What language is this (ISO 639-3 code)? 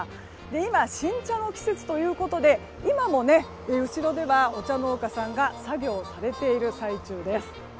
jpn